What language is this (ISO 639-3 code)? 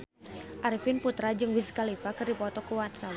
sun